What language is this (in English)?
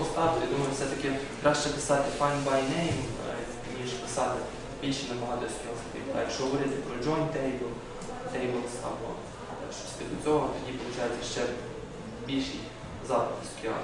Ukrainian